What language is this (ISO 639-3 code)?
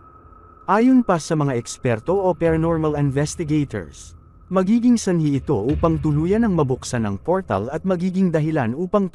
fil